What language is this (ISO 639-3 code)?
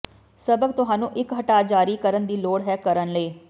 pan